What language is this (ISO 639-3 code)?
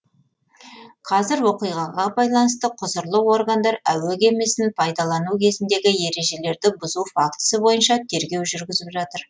kaz